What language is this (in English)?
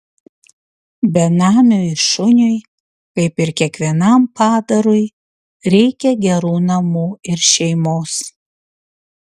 Lithuanian